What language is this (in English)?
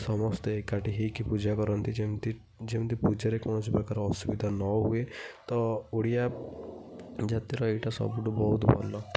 Odia